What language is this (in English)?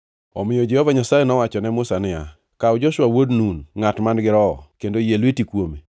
Luo (Kenya and Tanzania)